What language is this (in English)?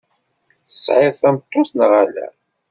Kabyle